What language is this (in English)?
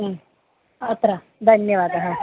Sanskrit